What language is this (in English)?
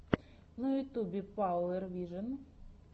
Russian